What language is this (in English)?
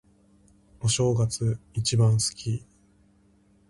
Japanese